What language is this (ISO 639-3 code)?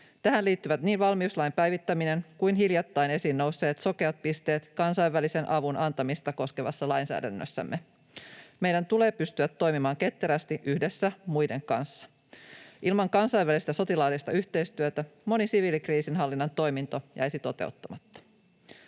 fin